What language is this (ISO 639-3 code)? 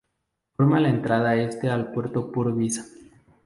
spa